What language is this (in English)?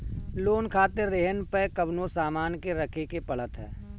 Bhojpuri